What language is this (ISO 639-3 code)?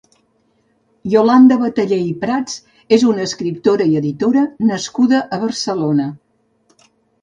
cat